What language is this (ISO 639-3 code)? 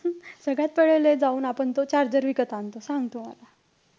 mar